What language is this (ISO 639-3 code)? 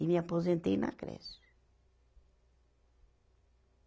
por